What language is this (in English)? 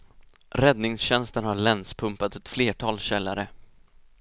Swedish